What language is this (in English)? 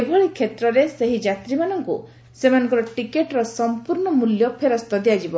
Odia